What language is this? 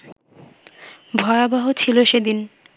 Bangla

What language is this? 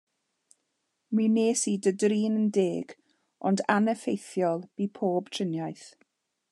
Welsh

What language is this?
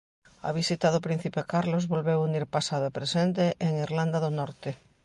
Galician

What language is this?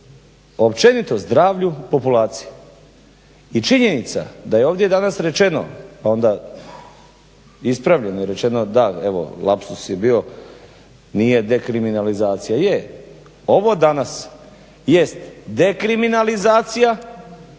Croatian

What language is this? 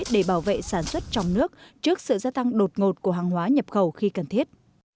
Vietnamese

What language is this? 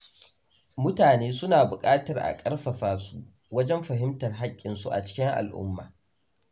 Hausa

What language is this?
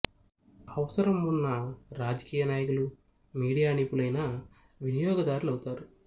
Telugu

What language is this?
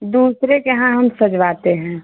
Hindi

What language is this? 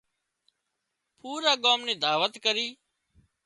Wadiyara Koli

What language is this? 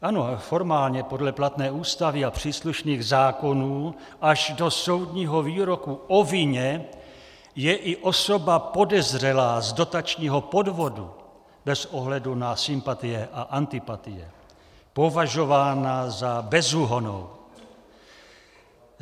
Czech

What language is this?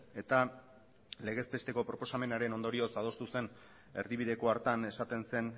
Basque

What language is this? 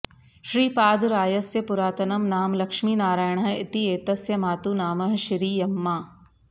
Sanskrit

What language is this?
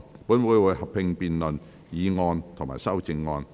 Cantonese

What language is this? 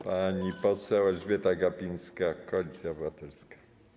Polish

